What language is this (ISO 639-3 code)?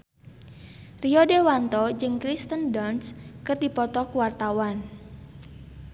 sun